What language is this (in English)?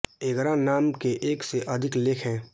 Hindi